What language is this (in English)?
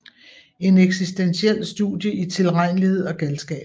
Danish